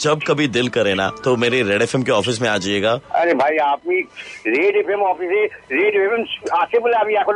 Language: Hindi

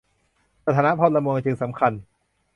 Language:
Thai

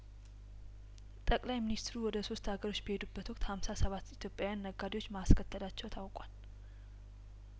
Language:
Amharic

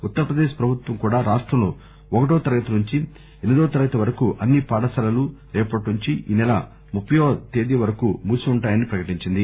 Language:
Telugu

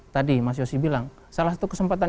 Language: Indonesian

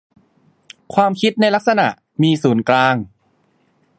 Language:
Thai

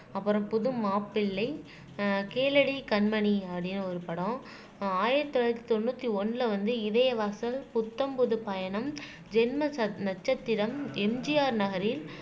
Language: Tamil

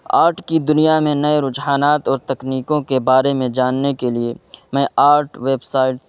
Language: Urdu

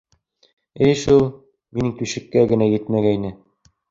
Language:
Bashkir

